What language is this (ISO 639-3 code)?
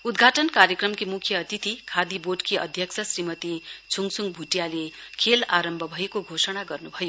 nep